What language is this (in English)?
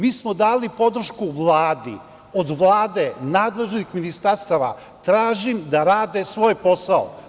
Serbian